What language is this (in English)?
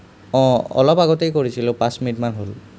Assamese